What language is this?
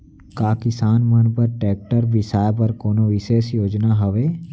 Chhattisgarhi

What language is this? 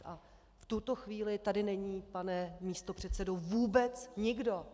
Czech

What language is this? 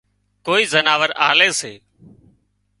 Wadiyara Koli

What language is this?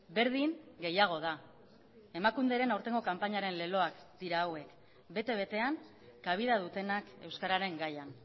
Basque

